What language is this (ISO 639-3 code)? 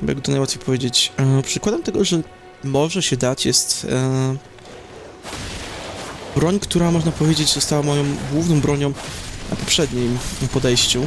pol